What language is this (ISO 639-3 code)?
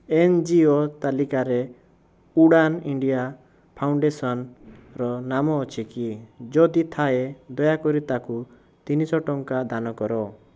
ori